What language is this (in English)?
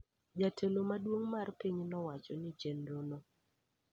Luo (Kenya and Tanzania)